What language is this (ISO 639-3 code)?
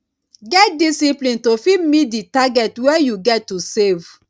pcm